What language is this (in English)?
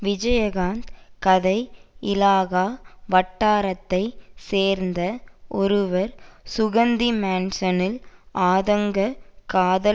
Tamil